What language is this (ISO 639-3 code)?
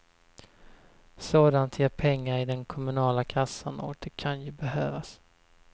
swe